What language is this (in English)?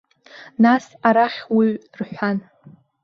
Abkhazian